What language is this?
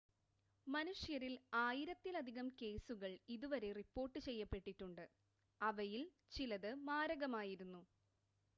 Malayalam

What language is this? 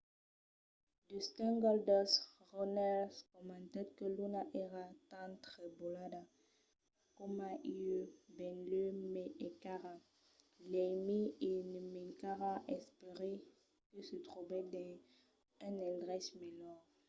Occitan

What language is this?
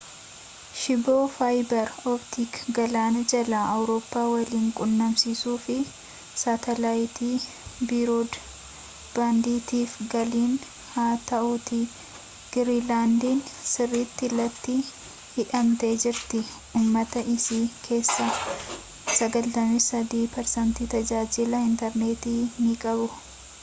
Oromo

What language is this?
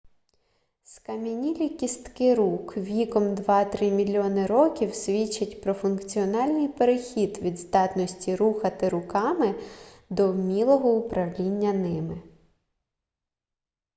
Ukrainian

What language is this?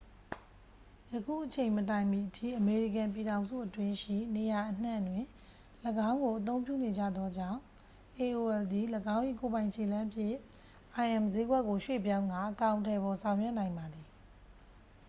Burmese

